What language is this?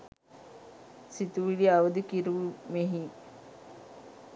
Sinhala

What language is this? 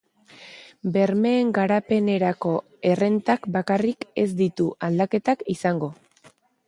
Basque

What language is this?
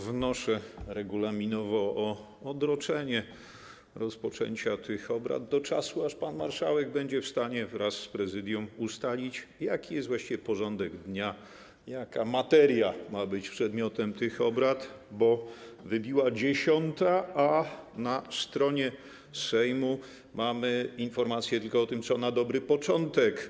Polish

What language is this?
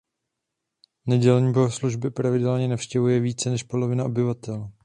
Czech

